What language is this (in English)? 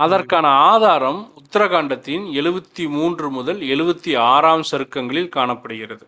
Tamil